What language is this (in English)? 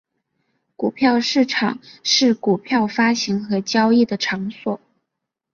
Chinese